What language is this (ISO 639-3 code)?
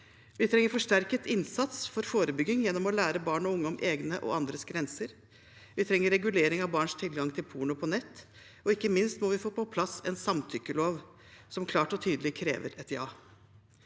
nor